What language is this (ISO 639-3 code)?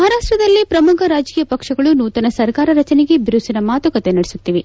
kan